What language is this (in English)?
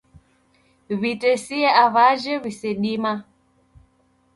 Taita